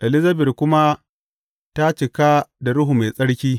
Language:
Hausa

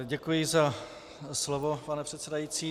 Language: Czech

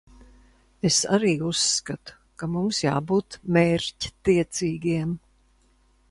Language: Latvian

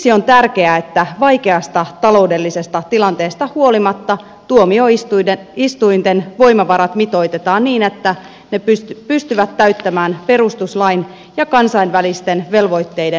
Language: Finnish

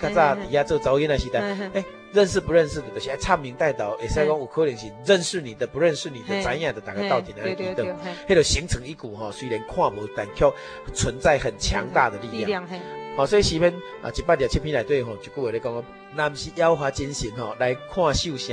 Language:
Chinese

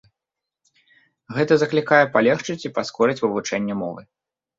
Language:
Belarusian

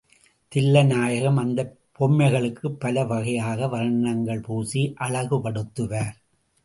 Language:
Tamil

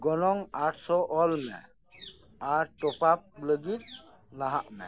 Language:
Santali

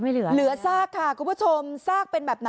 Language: Thai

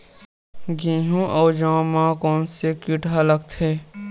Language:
Chhattisgarhi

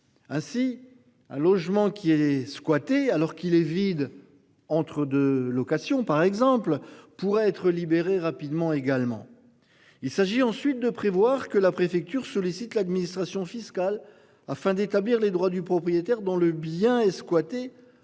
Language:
French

